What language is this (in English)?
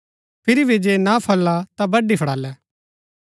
Gaddi